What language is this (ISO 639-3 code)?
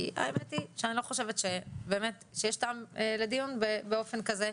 heb